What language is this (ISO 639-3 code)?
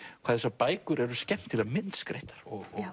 isl